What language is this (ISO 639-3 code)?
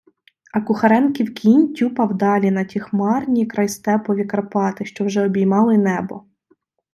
ukr